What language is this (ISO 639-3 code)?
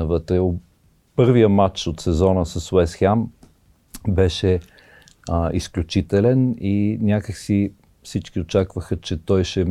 bul